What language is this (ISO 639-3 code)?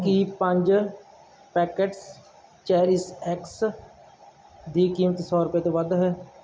pan